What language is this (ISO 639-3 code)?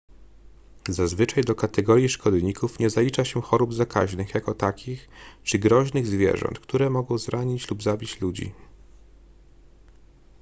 pol